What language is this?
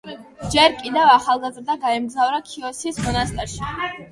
Georgian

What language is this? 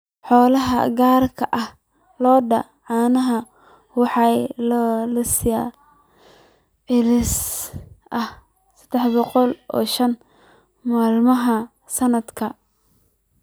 Somali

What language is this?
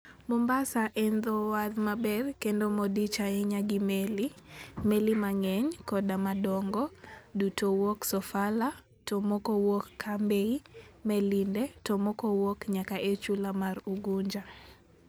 Luo (Kenya and Tanzania)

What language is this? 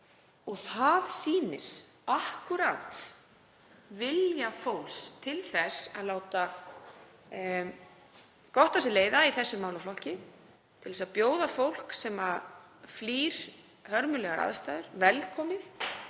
Icelandic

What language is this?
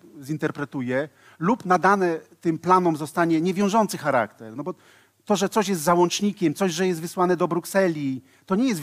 Polish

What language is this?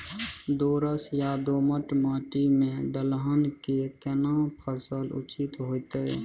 Maithili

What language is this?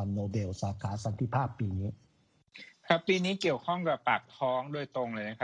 Thai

